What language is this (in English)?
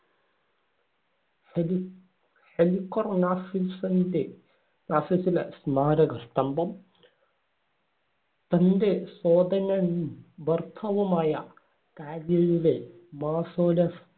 Malayalam